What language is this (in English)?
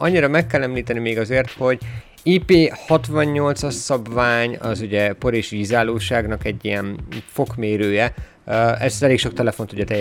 Hungarian